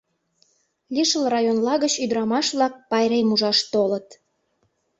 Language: Mari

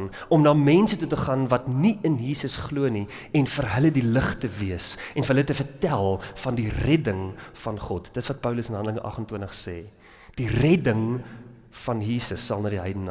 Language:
Dutch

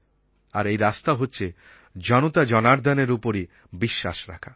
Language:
Bangla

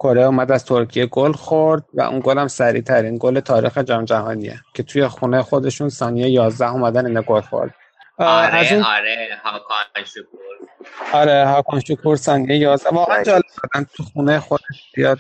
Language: Persian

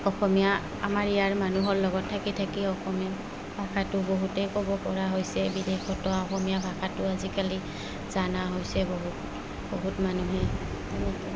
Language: Assamese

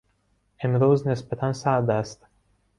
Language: Persian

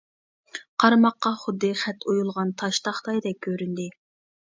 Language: Uyghur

